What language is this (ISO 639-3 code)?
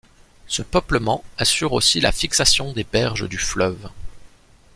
fra